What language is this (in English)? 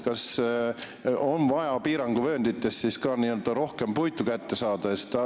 Estonian